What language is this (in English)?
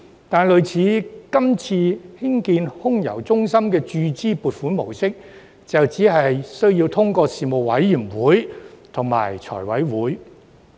Cantonese